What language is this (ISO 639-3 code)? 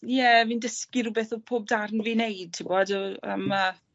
cym